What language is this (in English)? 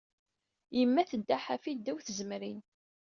Kabyle